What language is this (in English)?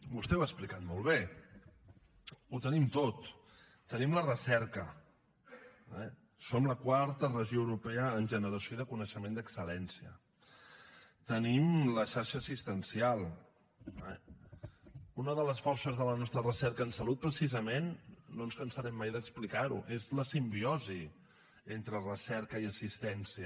Catalan